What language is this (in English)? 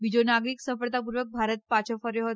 Gujarati